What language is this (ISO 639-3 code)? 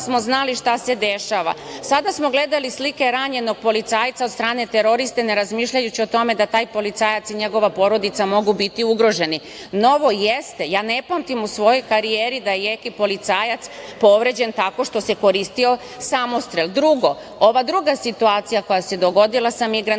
srp